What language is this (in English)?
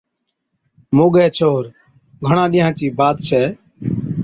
Od